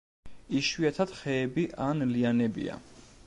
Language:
Georgian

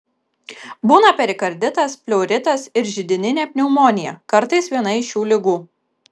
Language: Lithuanian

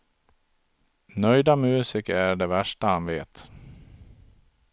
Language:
Swedish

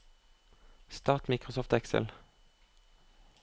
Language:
Norwegian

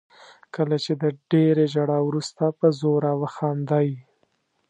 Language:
Pashto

